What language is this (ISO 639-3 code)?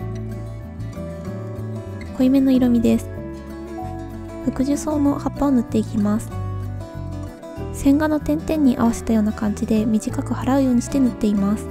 jpn